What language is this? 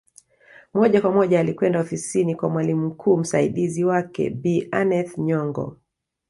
Swahili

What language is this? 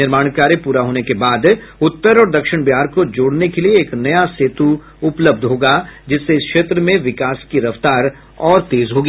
Hindi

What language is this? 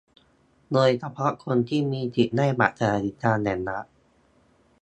Thai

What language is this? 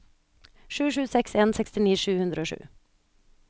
Norwegian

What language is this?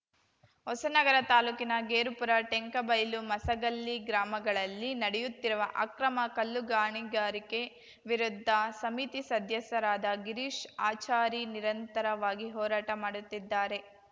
Kannada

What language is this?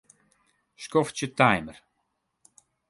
Western Frisian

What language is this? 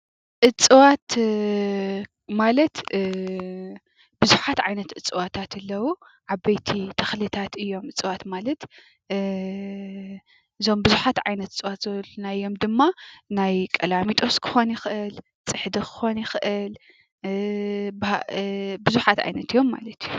Tigrinya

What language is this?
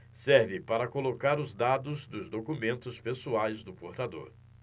Portuguese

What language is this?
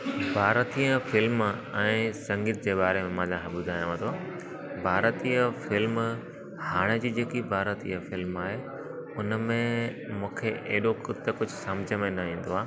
Sindhi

